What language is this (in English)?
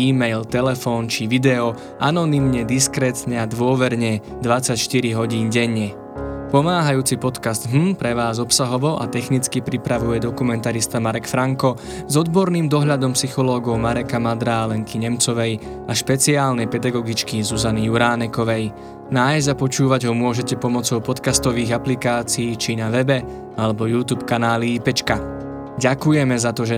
Slovak